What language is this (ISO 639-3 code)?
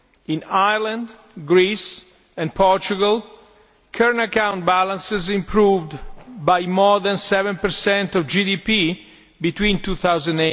eng